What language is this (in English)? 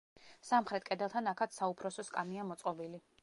Georgian